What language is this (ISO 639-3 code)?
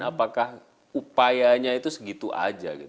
ind